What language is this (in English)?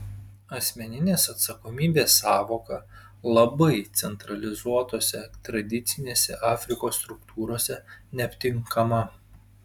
Lithuanian